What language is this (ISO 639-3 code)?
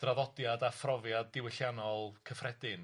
cym